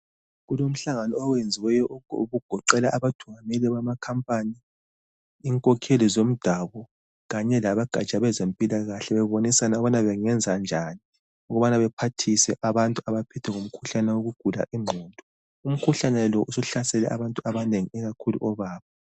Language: North Ndebele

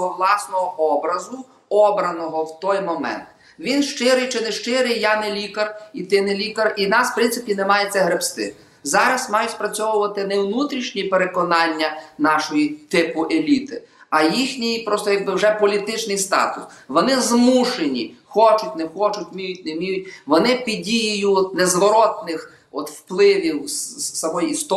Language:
Ukrainian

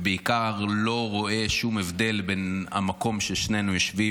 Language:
Hebrew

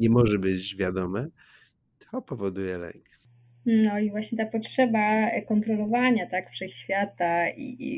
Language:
Polish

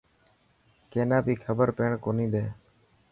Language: Dhatki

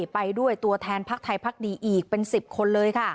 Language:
Thai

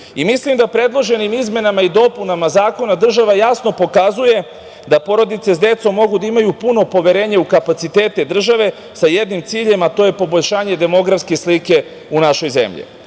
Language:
Serbian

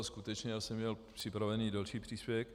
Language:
Czech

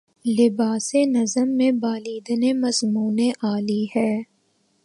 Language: Urdu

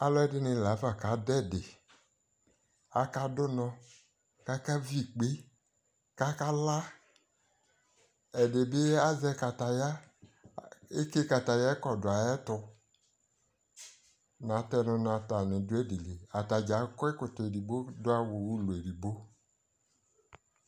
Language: Ikposo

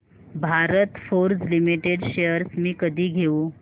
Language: Marathi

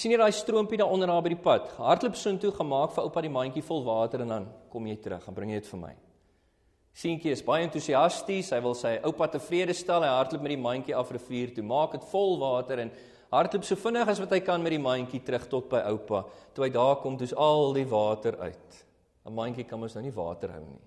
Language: Dutch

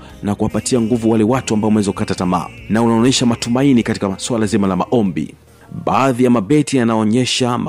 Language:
Swahili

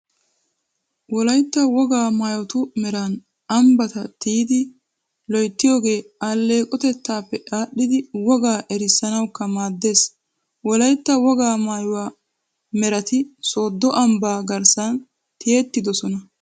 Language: Wolaytta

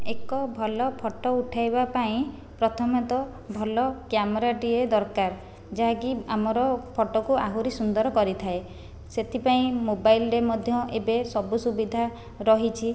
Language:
Odia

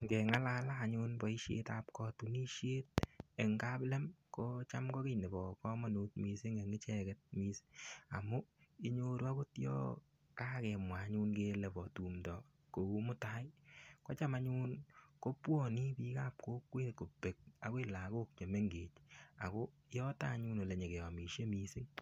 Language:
Kalenjin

